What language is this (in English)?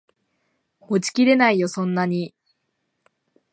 Japanese